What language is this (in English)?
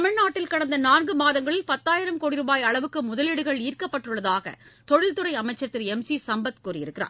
Tamil